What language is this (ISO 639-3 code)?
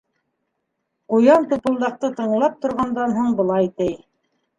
bak